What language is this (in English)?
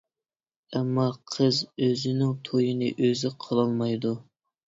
Uyghur